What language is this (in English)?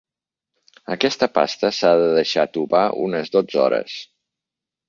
Catalan